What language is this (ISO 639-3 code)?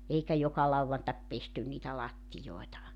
fin